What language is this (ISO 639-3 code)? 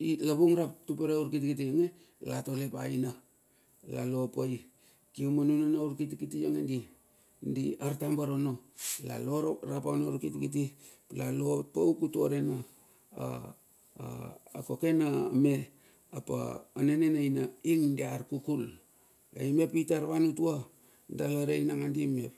bxf